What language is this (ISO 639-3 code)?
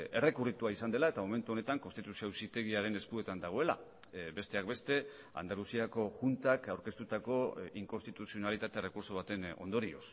eus